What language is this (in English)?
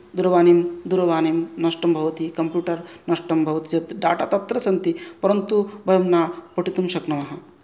Sanskrit